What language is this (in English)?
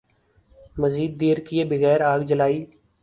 Urdu